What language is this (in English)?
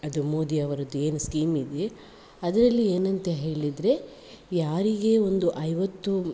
Kannada